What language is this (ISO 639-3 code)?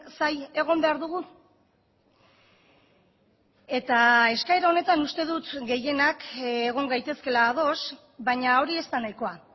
eus